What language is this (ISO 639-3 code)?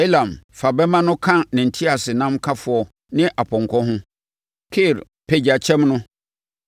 aka